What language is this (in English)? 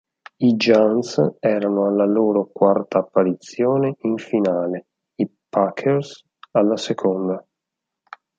Italian